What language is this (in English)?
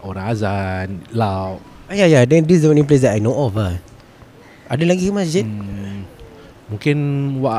Malay